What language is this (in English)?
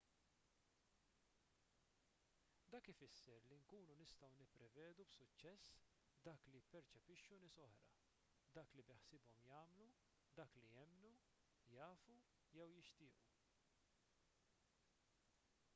Maltese